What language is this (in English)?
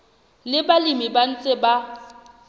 Southern Sotho